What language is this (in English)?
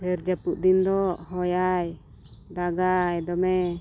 Santali